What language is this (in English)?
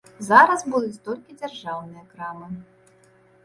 Belarusian